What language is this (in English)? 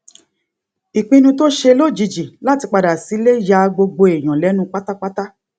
Yoruba